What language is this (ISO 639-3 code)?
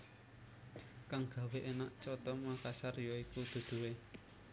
jav